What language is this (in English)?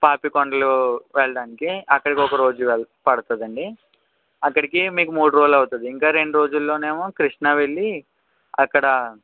Telugu